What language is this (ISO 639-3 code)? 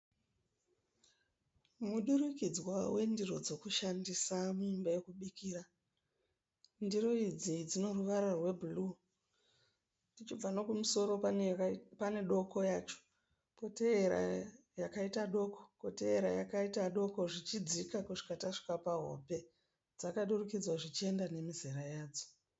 sna